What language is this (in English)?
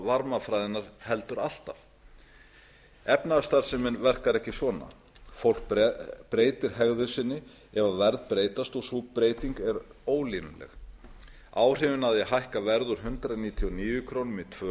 Icelandic